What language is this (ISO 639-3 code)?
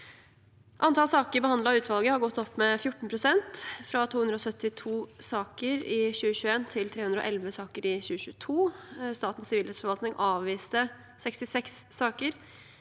nor